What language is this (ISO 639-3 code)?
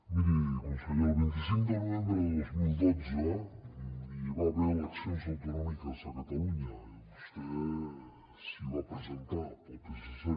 cat